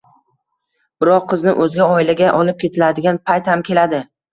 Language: Uzbek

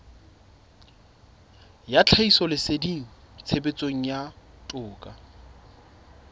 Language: Southern Sotho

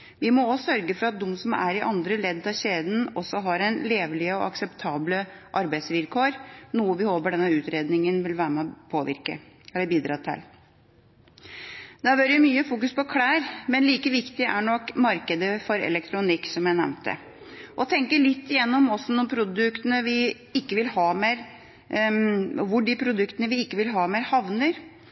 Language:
Norwegian Bokmål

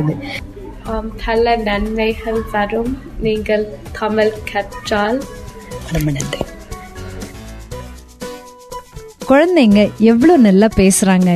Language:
Tamil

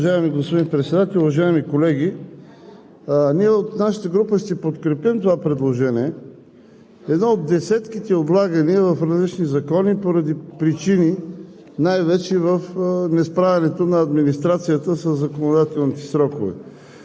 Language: Bulgarian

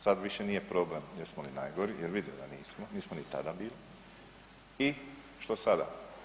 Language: Croatian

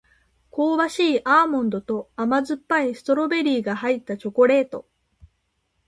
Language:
Japanese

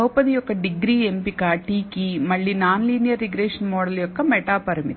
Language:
Telugu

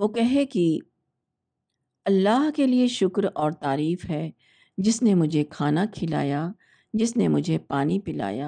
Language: Urdu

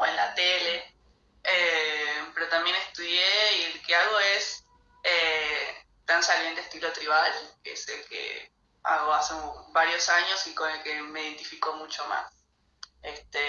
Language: Spanish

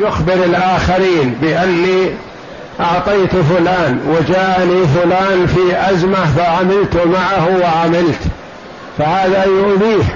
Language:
Arabic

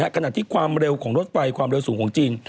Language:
Thai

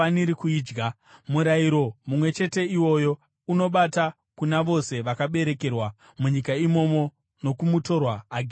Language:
Shona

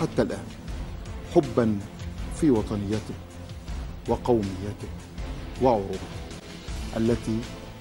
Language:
Arabic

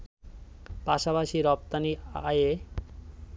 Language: Bangla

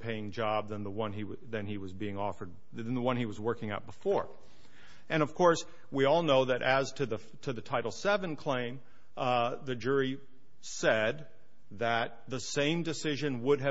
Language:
English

